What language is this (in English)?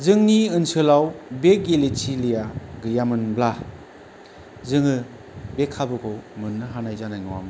Bodo